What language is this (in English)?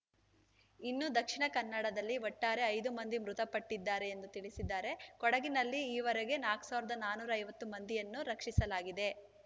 Kannada